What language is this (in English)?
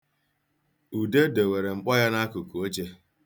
Igbo